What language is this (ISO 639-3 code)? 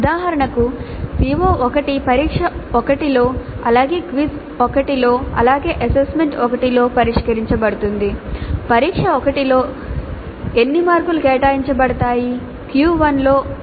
tel